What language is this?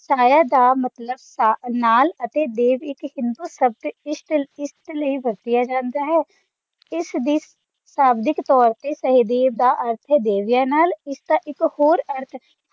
Punjabi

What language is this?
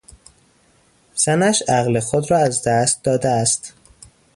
Persian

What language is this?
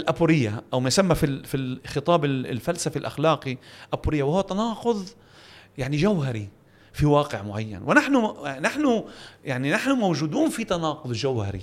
Arabic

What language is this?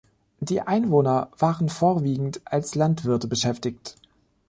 German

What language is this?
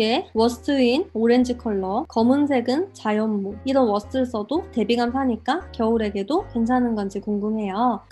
Korean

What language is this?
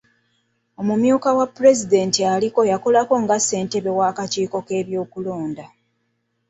Ganda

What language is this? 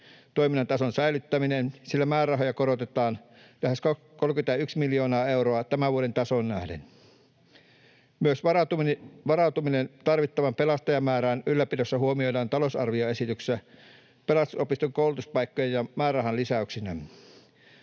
Finnish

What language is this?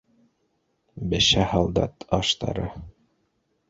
Bashkir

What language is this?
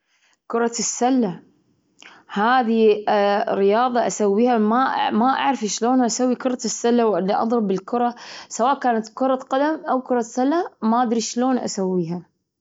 Gulf Arabic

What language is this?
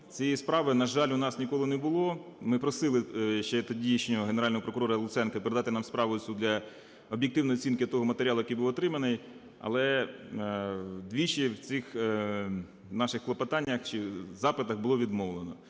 Ukrainian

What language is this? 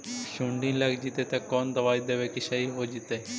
Magahi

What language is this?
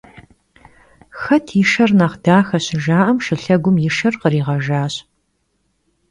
Kabardian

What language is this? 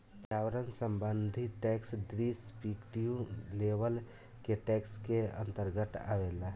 Bhojpuri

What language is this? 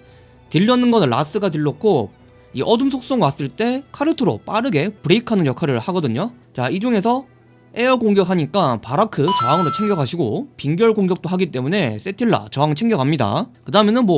Korean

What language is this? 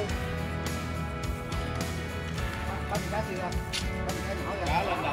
Vietnamese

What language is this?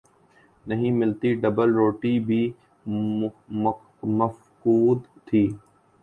Urdu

